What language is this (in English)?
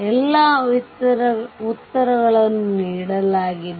Kannada